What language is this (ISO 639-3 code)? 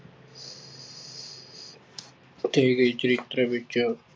pan